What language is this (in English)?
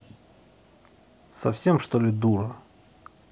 Russian